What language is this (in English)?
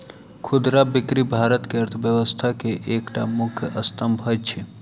Maithili